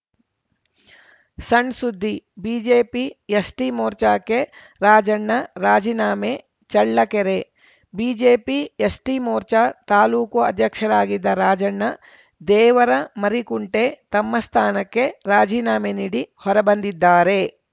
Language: Kannada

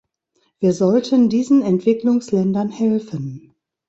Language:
German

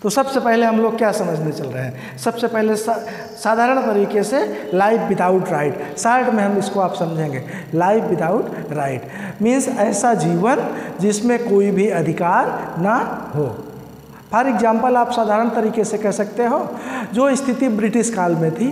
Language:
Hindi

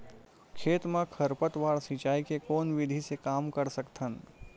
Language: Chhattisgarhi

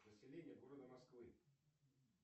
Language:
Russian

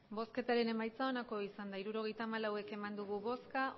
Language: Basque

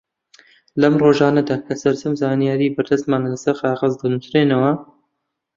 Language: Central Kurdish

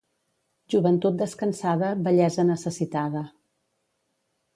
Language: Catalan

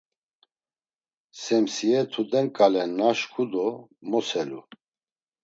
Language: Laz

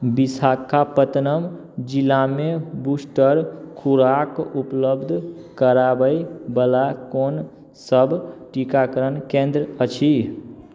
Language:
Maithili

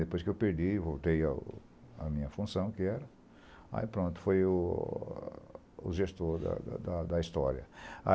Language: Portuguese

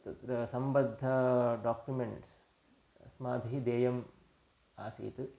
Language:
Sanskrit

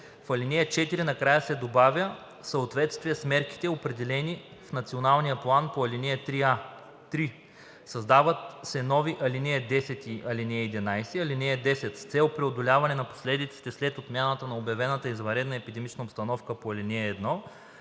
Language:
Bulgarian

